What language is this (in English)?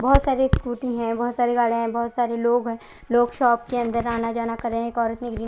Hindi